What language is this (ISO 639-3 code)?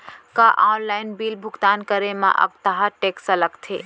hne